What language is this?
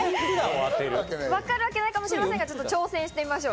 Japanese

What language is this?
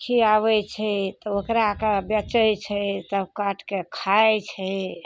Maithili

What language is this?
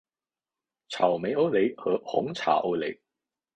Chinese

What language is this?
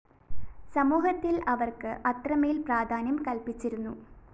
Malayalam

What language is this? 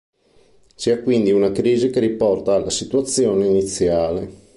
Italian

